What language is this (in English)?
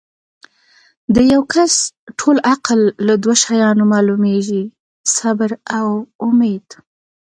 Pashto